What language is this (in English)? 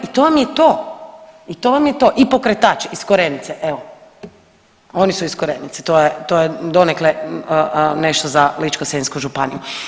Croatian